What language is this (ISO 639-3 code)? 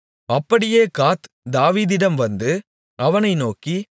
tam